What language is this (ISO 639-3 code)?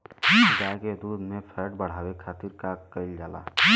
bho